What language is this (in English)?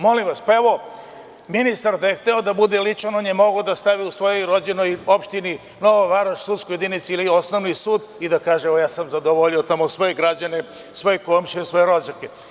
Serbian